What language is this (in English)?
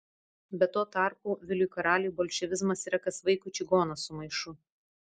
Lithuanian